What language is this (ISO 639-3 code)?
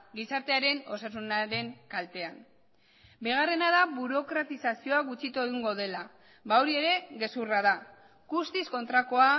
eus